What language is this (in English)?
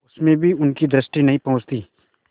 Hindi